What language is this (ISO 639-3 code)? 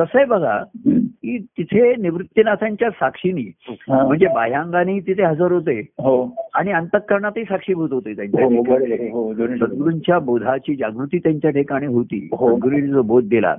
mar